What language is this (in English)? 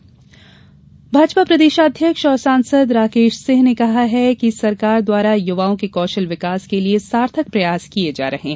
Hindi